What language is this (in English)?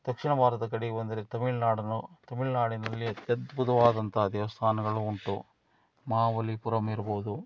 Kannada